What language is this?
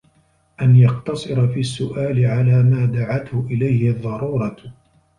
Arabic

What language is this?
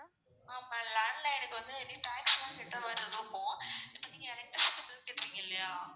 Tamil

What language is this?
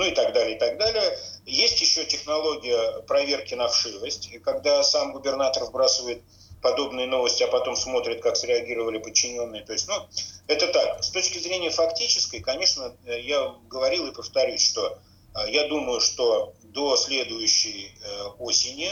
Russian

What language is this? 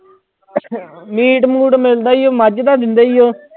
Punjabi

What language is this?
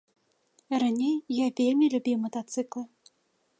Belarusian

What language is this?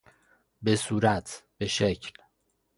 Persian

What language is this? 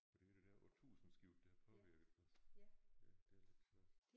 Danish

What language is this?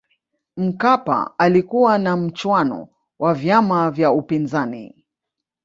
Swahili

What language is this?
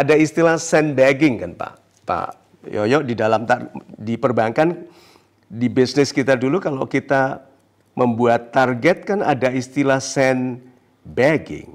Indonesian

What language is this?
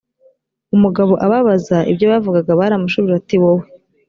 Kinyarwanda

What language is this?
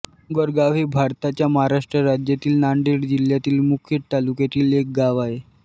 Marathi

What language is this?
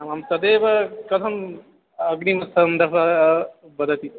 Sanskrit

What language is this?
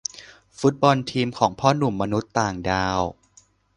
Thai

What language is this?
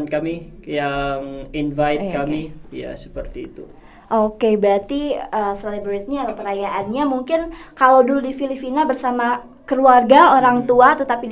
Indonesian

